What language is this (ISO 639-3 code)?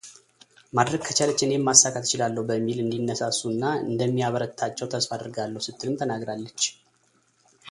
amh